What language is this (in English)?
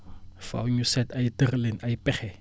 Wolof